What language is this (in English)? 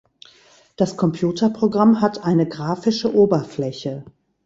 German